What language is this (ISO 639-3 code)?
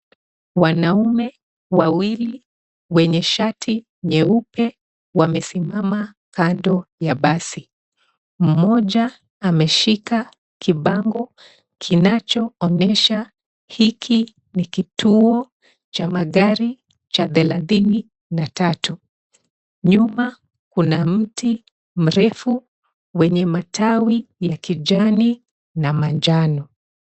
swa